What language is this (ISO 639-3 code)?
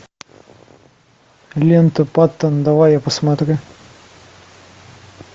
rus